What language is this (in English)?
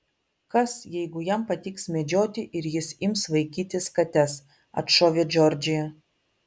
Lithuanian